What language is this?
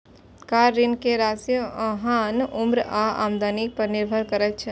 Maithili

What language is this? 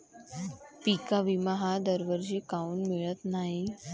Marathi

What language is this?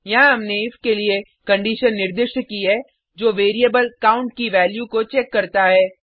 Hindi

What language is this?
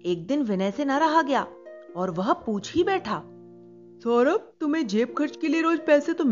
Hindi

